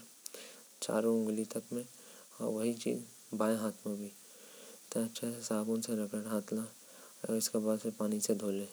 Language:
Korwa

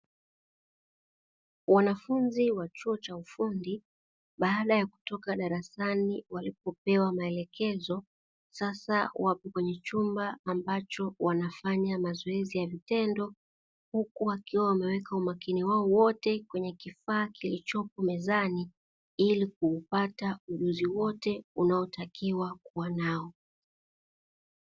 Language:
Swahili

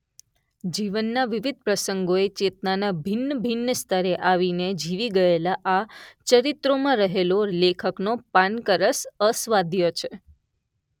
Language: Gujarati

